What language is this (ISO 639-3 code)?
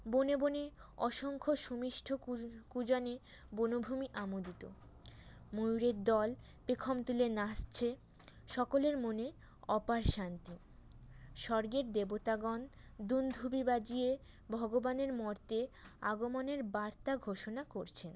ben